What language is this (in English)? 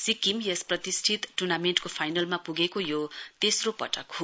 Nepali